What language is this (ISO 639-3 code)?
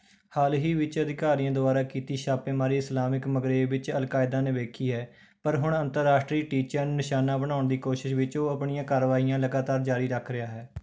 pan